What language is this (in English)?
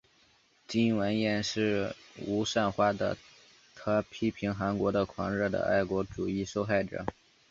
Chinese